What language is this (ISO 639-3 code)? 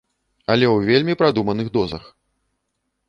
bel